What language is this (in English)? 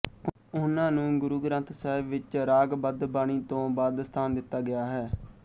Punjabi